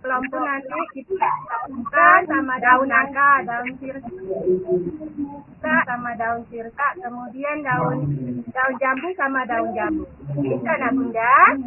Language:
Indonesian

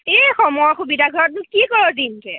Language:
Assamese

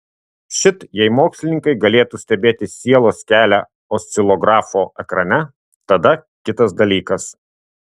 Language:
Lithuanian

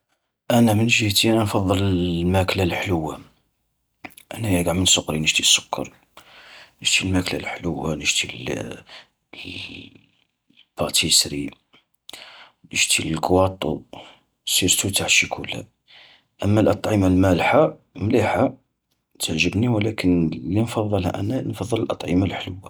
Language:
Algerian Arabic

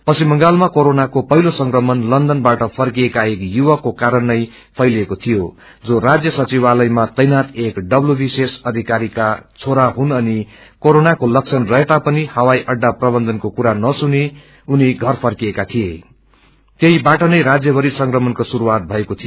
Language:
Nepali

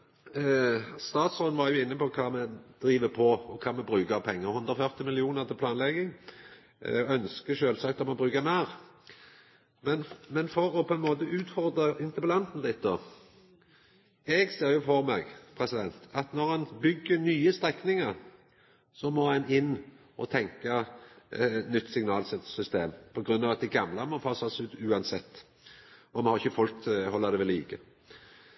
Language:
Norwegian Nynorsk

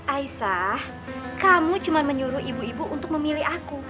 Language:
Indonesian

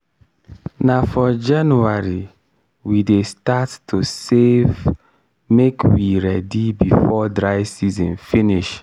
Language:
Nigerian Pidgin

